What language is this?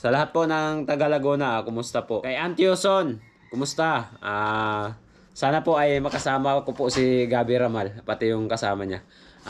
Filipino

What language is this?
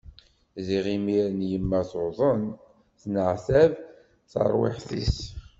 Kabyle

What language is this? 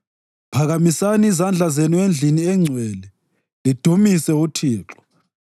North Ndebele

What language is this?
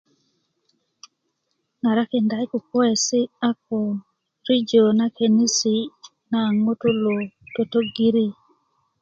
Kuku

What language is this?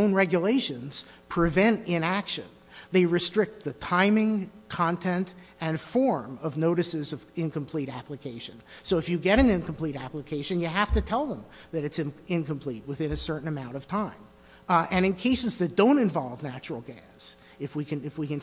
English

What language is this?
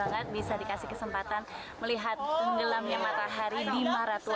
Indonesian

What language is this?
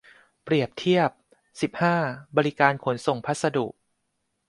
Thai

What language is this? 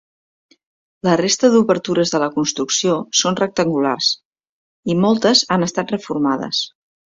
Catalan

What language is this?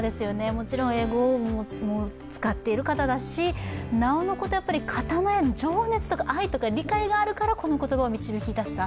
Japanese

